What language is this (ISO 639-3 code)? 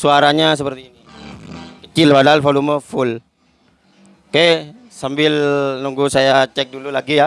ind